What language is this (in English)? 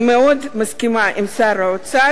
Hebrew